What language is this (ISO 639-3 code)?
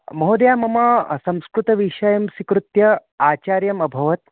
san